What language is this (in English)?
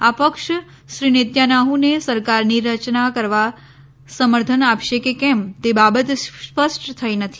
Gujarati